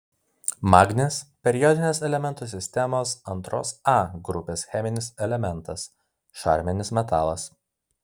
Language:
Lithuanian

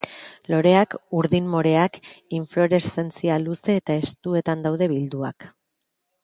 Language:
Basque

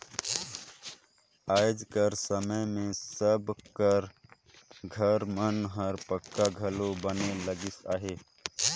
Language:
Chhattisgarhi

